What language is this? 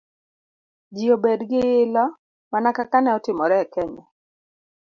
Luo (Kenya and Tanzania)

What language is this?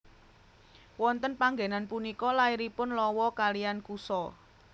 Javanese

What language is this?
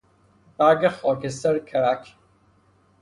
Persian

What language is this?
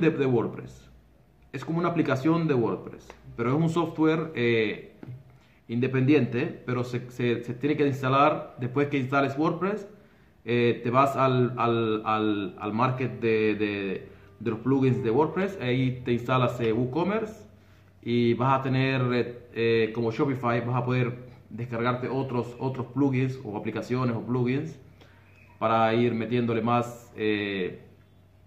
Spanish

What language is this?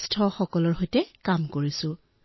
Assamese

